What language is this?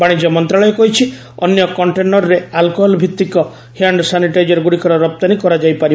Odia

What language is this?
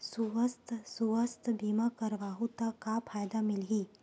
Chhattisgarhi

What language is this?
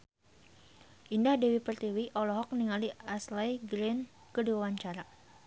Sundanese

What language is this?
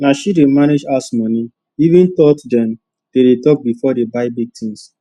Nigerian Pidgin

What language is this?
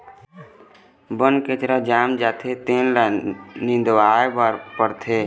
Chhattisgarhi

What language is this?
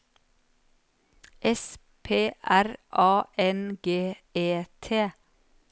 Norwegian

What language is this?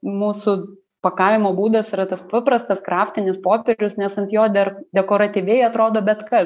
Lithuanian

